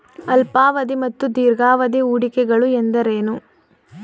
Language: Kannada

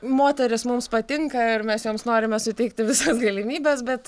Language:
Lithuanian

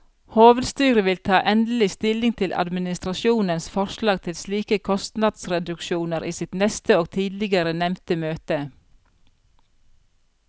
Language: Norwegian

